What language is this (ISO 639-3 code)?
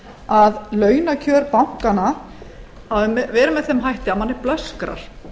isl